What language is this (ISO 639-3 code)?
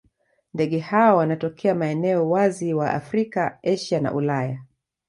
swa